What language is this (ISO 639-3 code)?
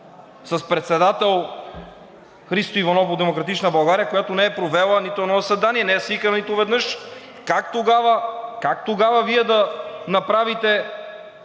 bul